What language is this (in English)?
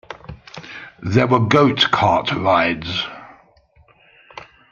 English